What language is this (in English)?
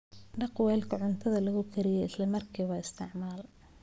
Somali